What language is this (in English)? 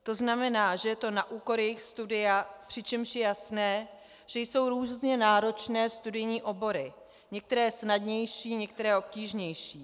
Czech